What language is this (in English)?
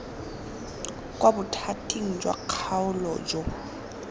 Tswana